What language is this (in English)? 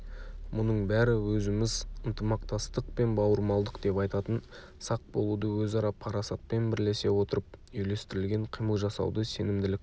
Kazakh